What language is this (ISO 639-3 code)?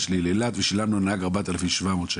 heb